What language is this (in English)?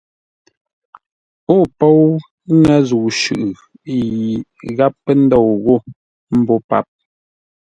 Ngombale